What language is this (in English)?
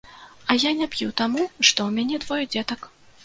Belarusian